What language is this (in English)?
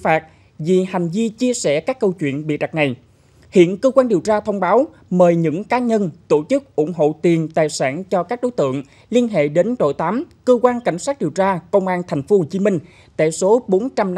Vietnamese